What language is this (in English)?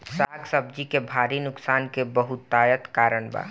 Bhojpuri